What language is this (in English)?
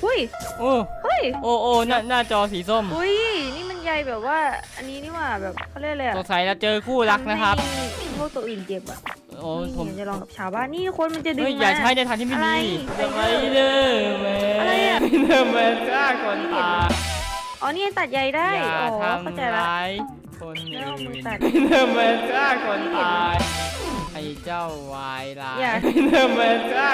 Thai